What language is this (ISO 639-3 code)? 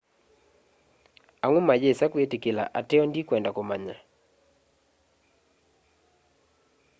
kam